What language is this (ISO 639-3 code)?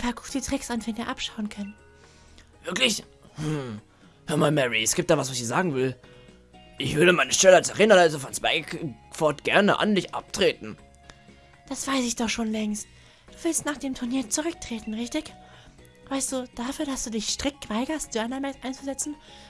deu